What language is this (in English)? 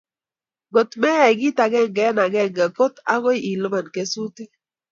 Kalenjin